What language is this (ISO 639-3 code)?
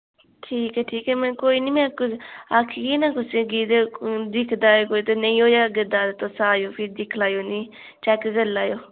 doi